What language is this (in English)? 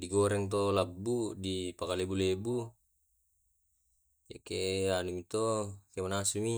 Tae'